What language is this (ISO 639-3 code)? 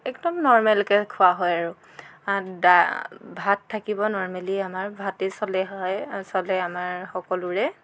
asm